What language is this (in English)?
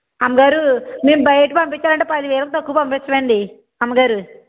Telugu